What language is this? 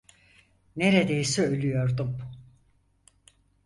Turkish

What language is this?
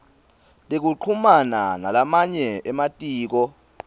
Swati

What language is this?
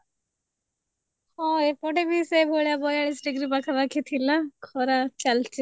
Odia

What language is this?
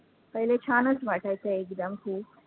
Marathi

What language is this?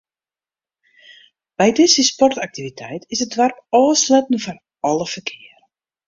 Western Frisian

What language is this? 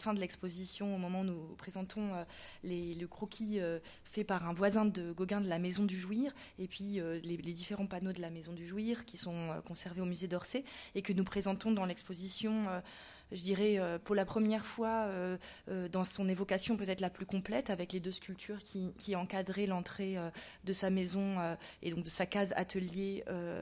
French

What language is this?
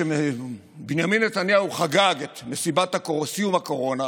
Hebrew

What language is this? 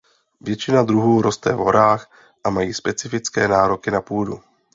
Czech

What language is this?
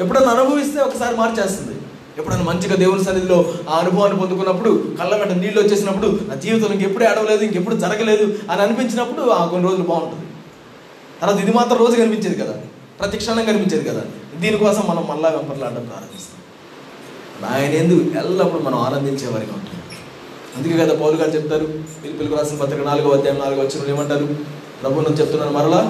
Telugu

